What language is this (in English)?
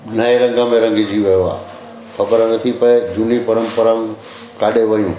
Sindhi